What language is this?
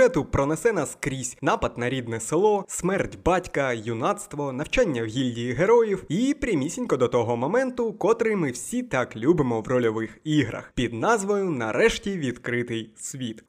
Ukrainian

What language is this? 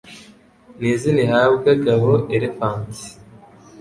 Kinyarwanda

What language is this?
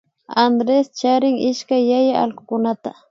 Imbabura Highland Quichua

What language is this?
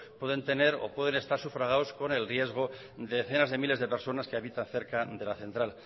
Spanish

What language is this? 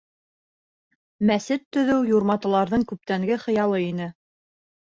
Bashkir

